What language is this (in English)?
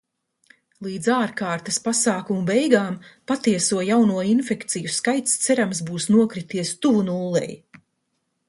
Latvian